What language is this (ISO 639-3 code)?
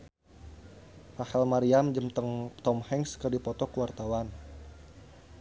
sun